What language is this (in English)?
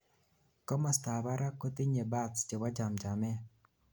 Kalenjin